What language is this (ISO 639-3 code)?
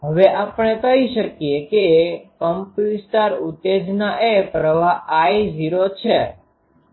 guj